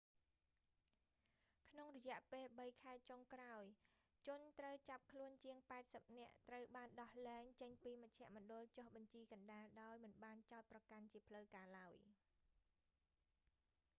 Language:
Khmer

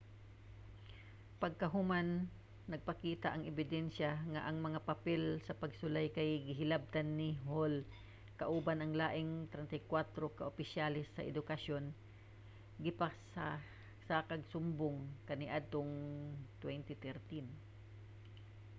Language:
Cebuano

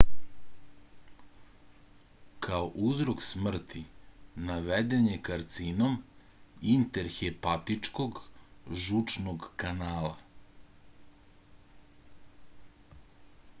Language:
Serbian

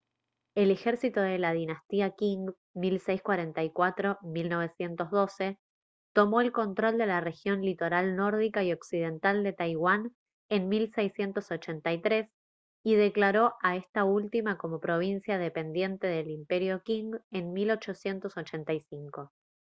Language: Spanish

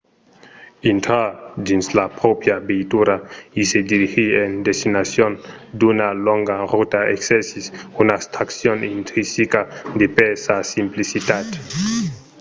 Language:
Occitan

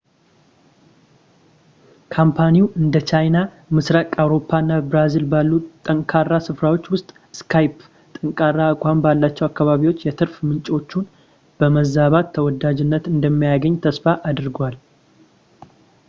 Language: Amharic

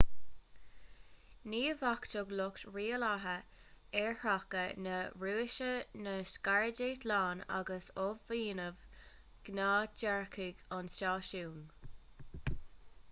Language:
Irish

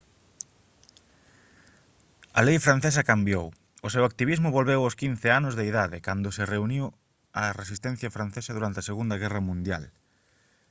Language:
Galician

